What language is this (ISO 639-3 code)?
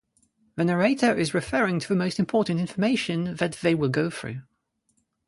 eng